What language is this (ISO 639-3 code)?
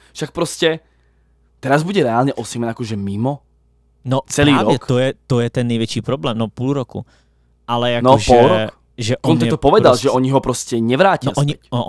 ces